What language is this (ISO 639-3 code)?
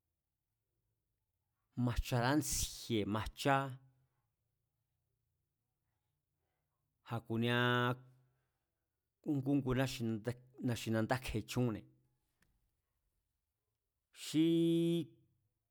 vmz